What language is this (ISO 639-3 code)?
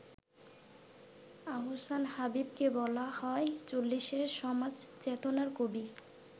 ben